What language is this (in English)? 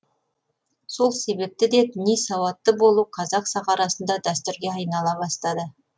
Kazakh